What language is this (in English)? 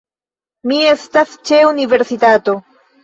Esperanto